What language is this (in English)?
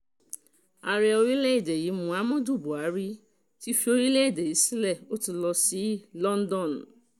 Yoruba